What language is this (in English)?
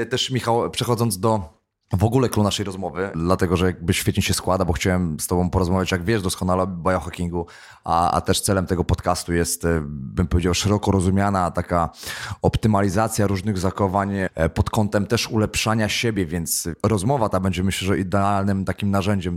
Polish